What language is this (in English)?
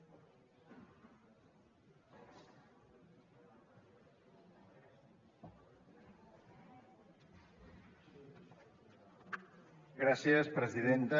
Catalan